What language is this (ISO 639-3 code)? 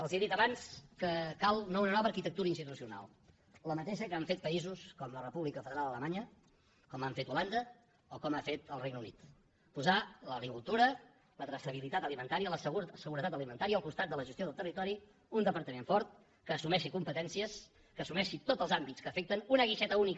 cat